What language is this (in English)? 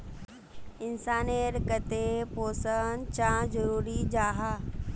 Magahi